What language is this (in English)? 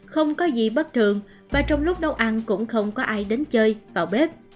Vietnamese